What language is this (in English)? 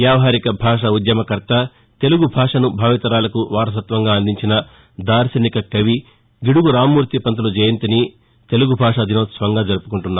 Telugu